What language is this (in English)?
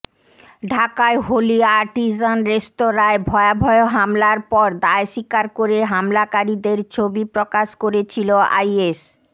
Bangla